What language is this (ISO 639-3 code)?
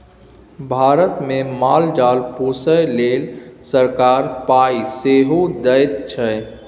mai